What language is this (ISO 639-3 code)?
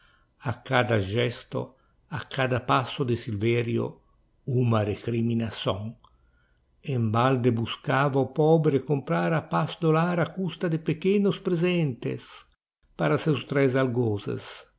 por